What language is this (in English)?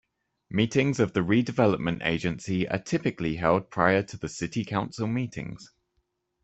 English